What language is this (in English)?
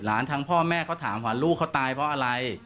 Thai